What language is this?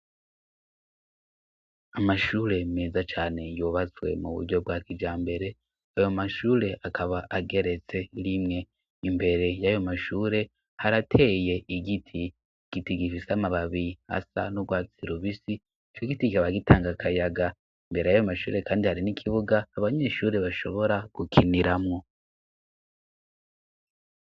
Rundi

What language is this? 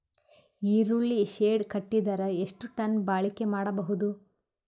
Kannada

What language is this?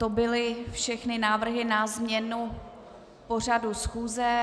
Czech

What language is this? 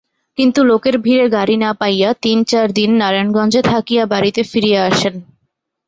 Bangla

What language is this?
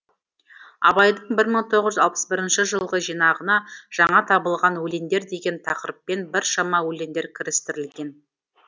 Kazakh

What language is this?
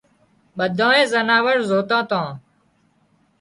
Wadiyara Koli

